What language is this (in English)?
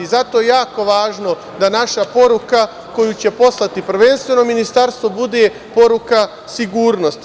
Serbian